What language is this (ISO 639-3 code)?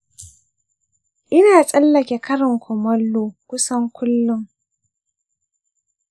hau